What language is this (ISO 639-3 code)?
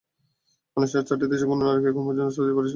ben